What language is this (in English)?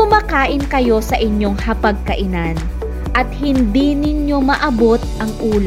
Filipino